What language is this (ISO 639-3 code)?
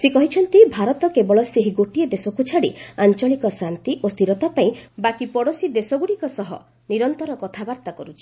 ori